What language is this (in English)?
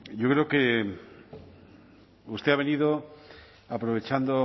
Spanish